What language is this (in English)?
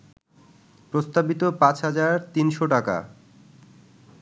Bangla